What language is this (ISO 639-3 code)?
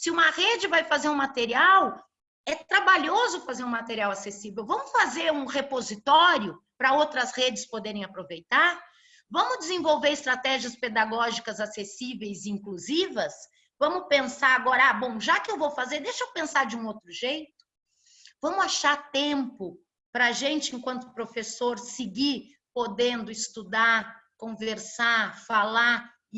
por